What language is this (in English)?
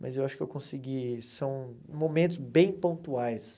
Portuguese